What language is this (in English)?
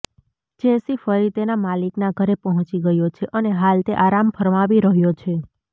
Gujarati